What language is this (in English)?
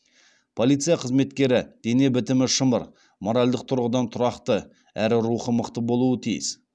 Kazakh